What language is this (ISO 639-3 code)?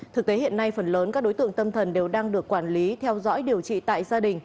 vie